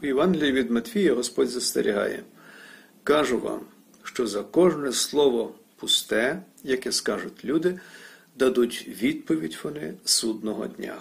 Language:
Ukrainian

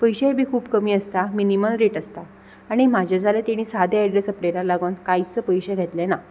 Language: Konkani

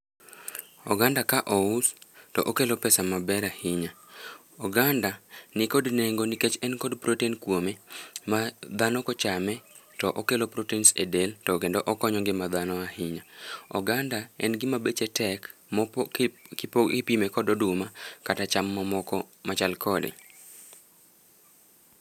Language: Luo (Kenya and Tanzania)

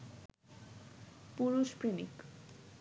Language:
Bangla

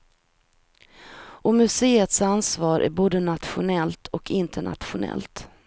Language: Swedish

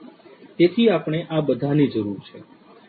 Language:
Gujarati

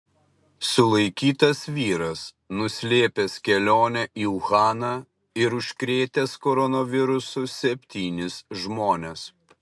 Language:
Lithuanian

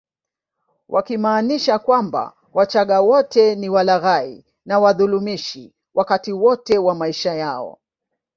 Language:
Swahili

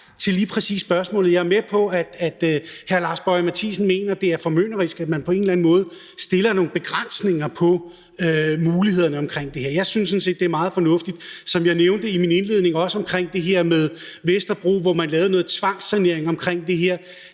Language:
Danish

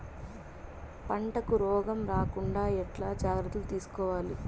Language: Telugu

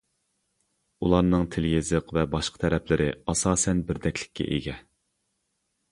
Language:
Uyghur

